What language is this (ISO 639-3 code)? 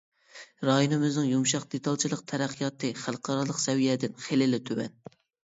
uig